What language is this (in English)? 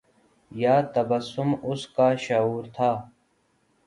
Urdu